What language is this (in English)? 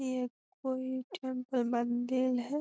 Magahi